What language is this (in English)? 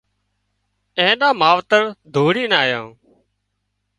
Wadiyara Koli